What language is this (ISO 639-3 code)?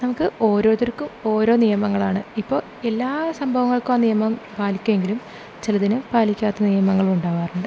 mal